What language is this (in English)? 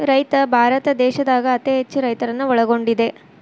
Kannada